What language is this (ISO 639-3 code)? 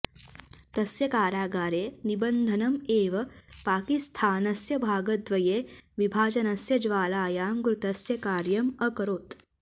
san